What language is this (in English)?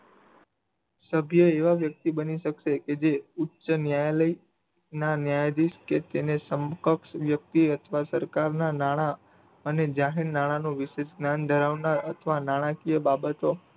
Gujarati